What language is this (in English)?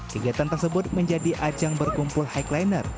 Indonesian